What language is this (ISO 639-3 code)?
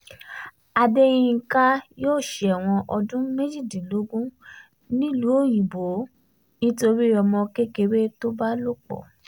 yor